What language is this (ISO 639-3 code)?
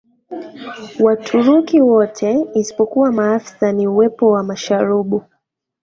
swa